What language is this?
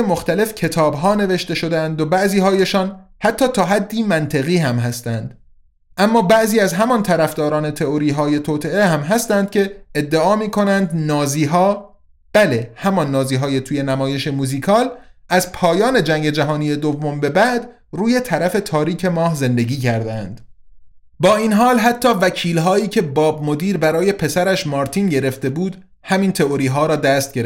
Persian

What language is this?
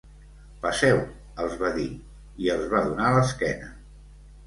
Catalan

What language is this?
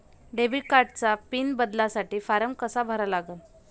Marathi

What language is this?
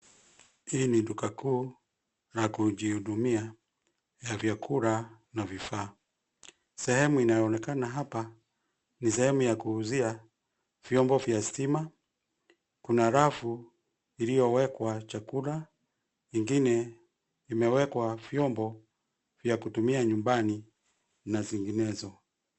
Swahili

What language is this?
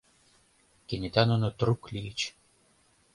Mari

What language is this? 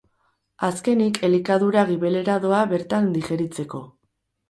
Basque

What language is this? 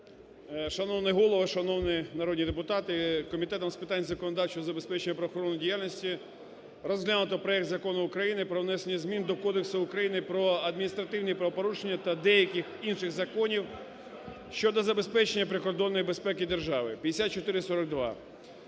Ukrainian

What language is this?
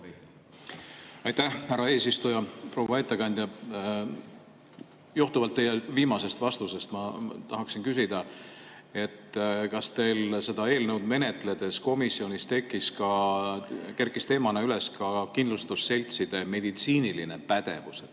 Estonian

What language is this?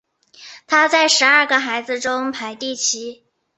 Chinese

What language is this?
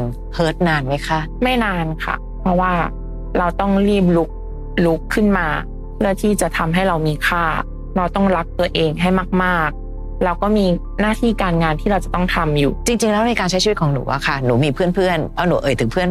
Thai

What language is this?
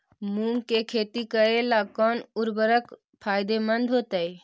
Magahi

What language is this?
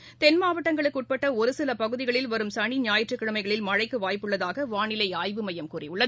Tamil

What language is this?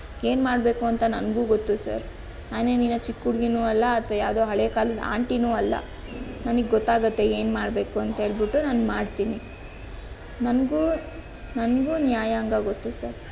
Kannada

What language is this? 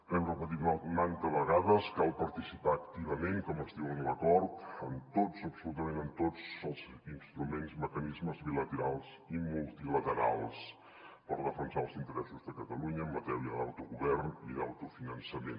Catalan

